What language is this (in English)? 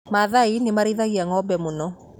Kikuyu